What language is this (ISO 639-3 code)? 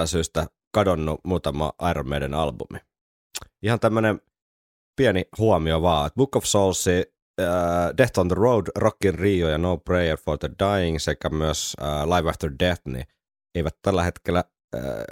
fin